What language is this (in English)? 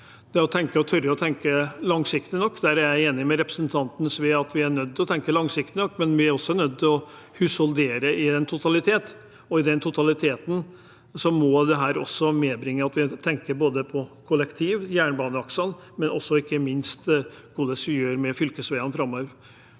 Norwegian